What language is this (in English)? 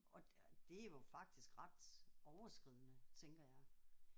Danish